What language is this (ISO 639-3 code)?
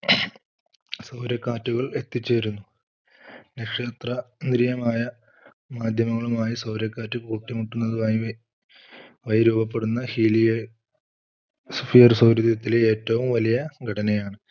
mal